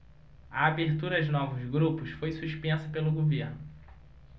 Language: Portuguese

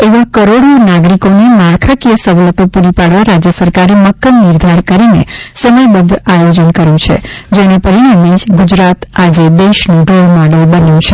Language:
Gujarati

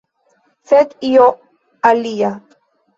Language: Esperanto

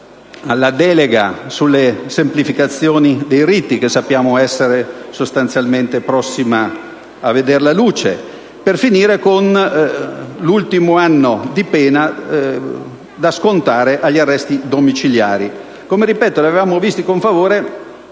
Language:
Italian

